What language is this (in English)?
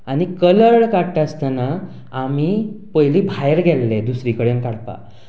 Konkani